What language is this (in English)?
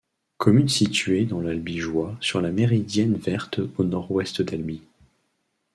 French